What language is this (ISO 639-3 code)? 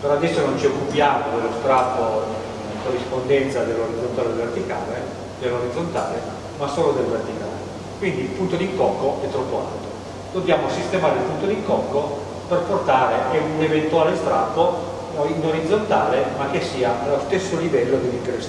ita